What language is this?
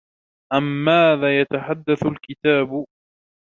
Arabic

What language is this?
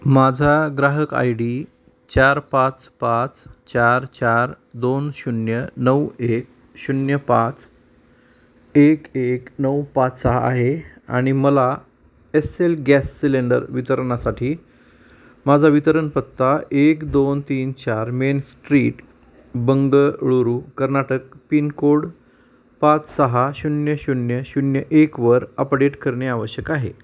Marathi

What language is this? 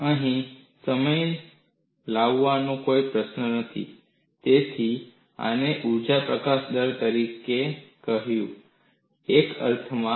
Gujarati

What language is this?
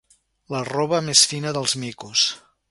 Catalan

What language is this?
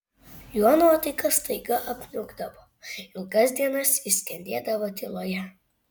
Lithuanian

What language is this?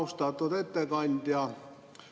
Estonian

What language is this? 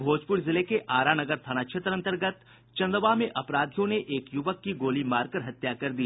Hindi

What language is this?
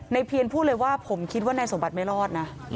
Thai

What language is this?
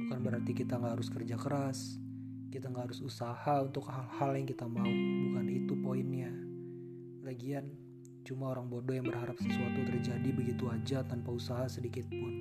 Indonesian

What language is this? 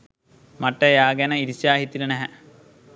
Sinhala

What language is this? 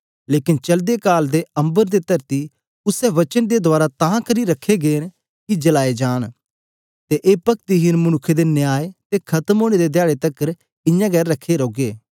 Dogri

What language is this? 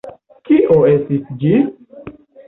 Esperanto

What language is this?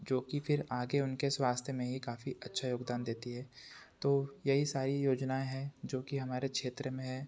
Hindi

